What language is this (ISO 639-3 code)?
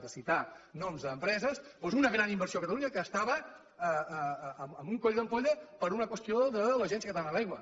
cat